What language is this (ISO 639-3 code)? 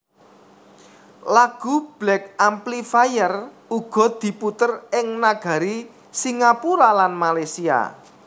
jav